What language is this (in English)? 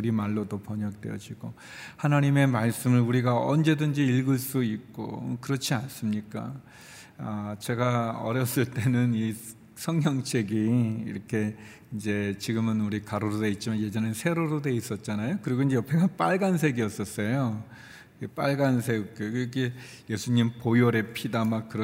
Korean